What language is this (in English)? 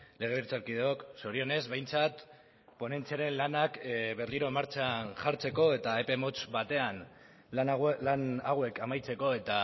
Basque